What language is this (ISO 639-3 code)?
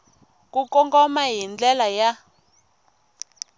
tso